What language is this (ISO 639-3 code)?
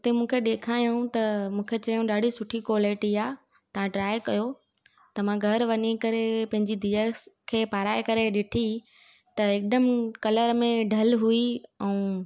snd